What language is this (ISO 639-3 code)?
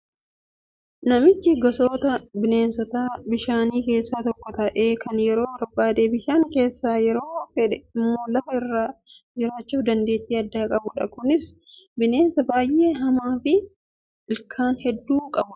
orm